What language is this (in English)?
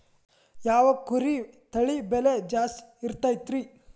Kannada